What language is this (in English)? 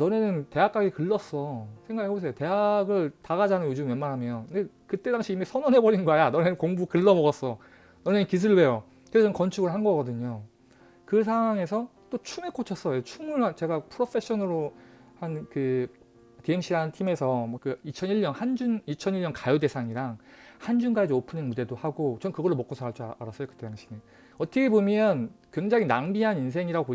Korean